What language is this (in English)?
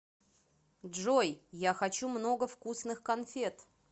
Russian